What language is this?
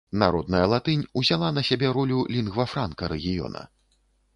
Belarusian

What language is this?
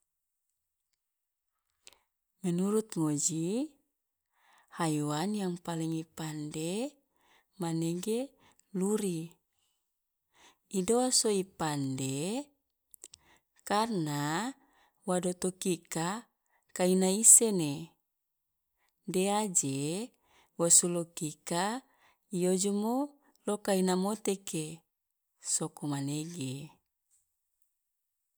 Loloda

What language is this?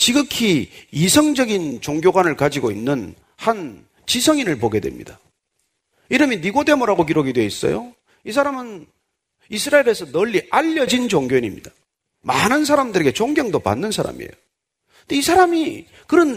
Korean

